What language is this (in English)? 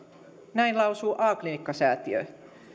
Finnish